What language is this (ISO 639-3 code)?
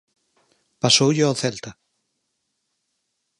glg